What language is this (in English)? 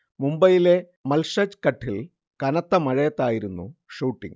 Malayalam